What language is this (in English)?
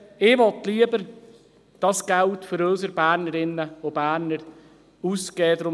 Swiss German